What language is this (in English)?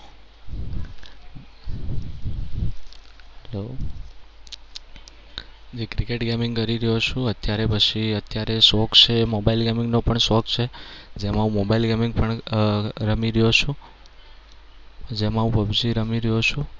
Gujarati